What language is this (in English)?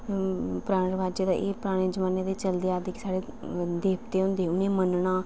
Dogri